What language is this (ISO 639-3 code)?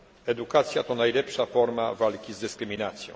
pol